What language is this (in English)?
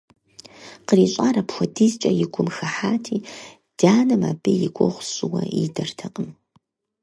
Kabardian